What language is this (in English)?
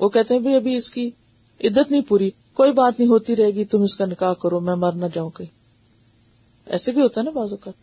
Urdu